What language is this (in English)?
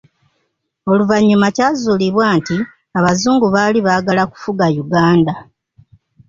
Ganda